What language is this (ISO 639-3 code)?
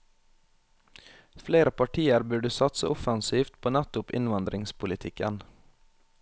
nor